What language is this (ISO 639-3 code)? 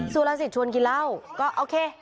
tha